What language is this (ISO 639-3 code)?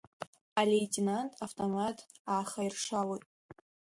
abk